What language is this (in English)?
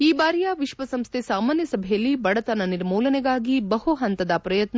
Kannada